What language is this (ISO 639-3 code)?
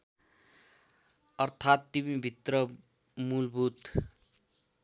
nep